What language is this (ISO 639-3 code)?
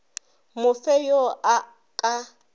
nso